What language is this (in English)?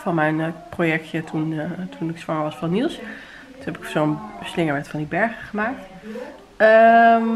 Dutch